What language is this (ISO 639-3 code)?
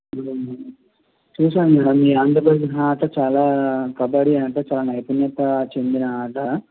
tel